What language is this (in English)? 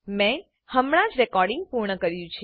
Gujarati